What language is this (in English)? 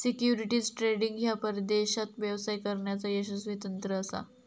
Marathi